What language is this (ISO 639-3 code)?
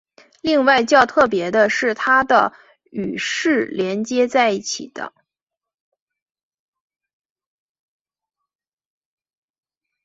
zho